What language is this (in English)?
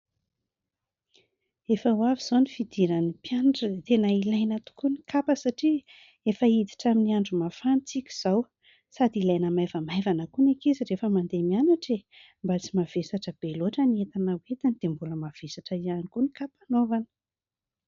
Malagasy